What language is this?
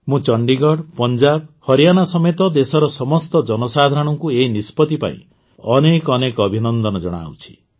Odia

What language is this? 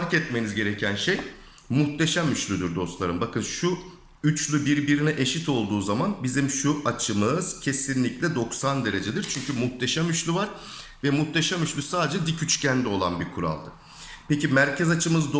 Turkish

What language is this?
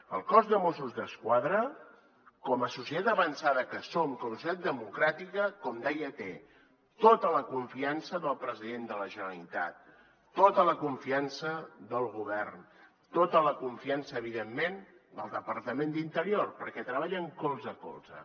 Catalan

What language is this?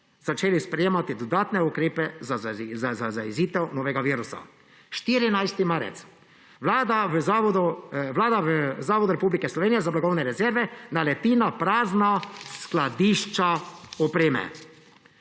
Slovenian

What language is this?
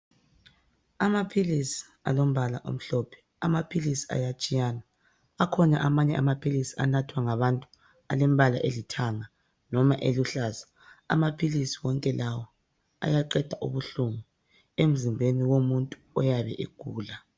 North Ndebele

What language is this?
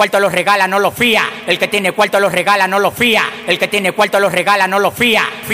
Spanish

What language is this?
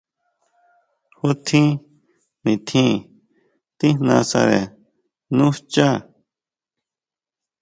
Huautla Mazatec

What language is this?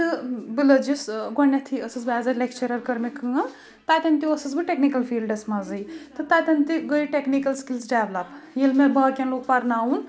Kashmiri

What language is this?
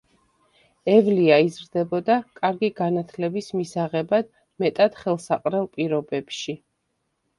Georgian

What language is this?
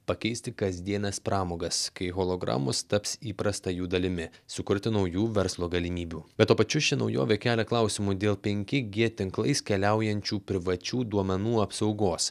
Lithuanian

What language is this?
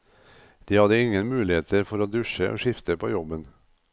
Norwegian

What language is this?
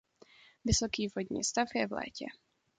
Czech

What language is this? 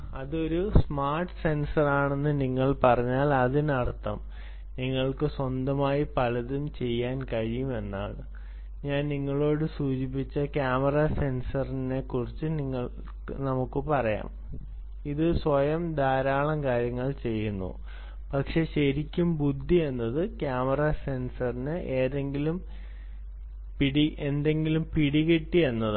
Malayalam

